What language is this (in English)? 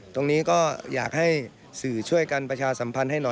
Thai